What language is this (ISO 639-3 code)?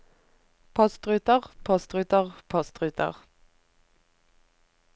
nor